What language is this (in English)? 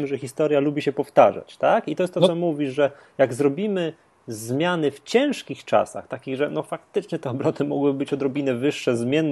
Polish